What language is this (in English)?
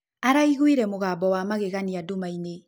Kikuyu